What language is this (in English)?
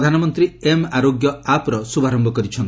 Odia